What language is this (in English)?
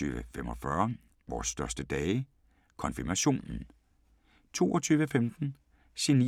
Danish